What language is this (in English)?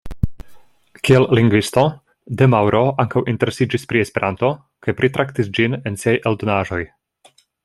Esperanto